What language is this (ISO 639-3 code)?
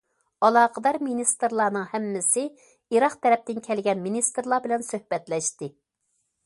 uig